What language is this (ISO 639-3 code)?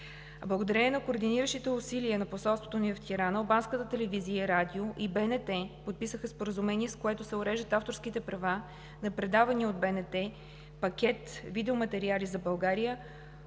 bul